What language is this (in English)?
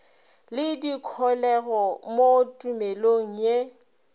Northern Sotho